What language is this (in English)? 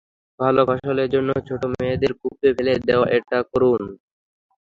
Bangla